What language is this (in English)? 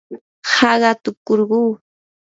Yanahuanca Pasco Quechua